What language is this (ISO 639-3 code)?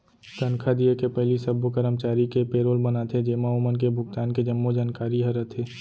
hne